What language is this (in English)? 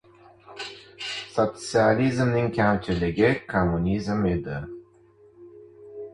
Uzbek